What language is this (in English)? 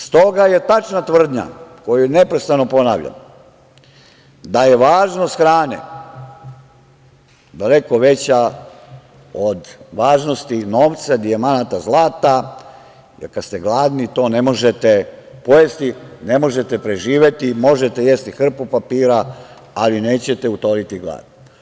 Serbian